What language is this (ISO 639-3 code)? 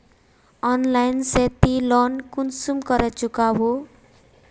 mag